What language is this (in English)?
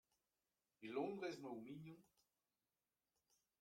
Breton